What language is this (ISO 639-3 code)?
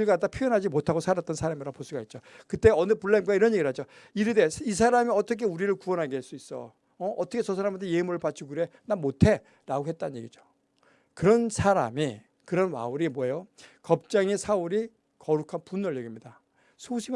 kor